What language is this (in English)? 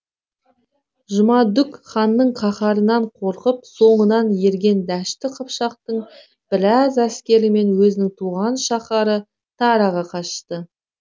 Kazakh